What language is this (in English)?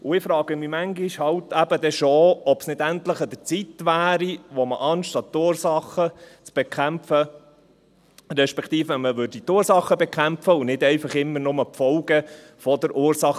Swiss German